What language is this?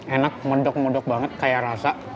Indonesian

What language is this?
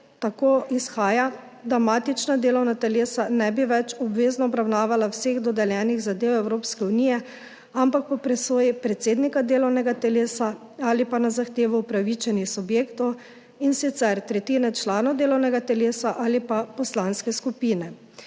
Slovenian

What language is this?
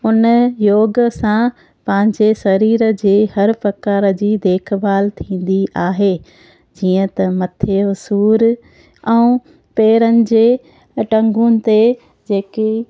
Sindhi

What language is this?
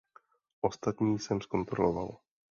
Czech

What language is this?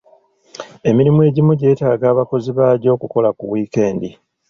Ganda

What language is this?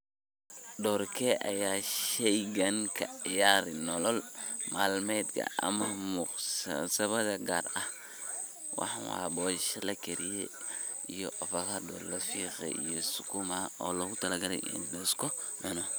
Somali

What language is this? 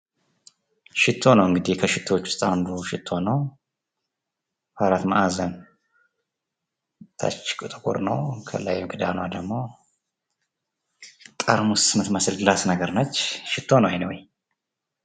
Amharic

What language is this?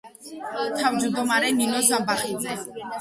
Georgian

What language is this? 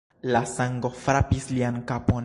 Esperanto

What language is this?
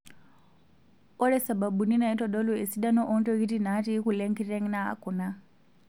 Masai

